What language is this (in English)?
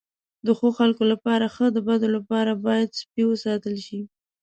Pashto